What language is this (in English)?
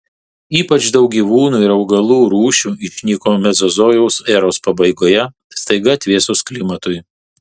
Lithuanian